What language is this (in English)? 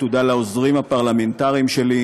Hebrew